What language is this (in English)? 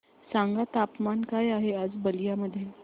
Marathi